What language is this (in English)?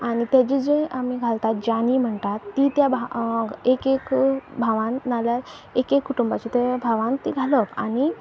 Konkani